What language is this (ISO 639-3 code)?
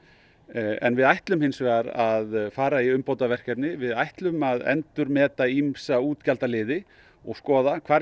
isl